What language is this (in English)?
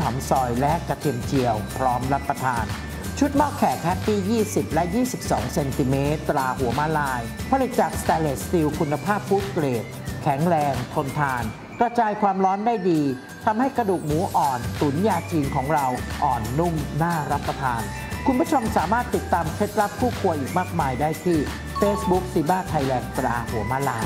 Thai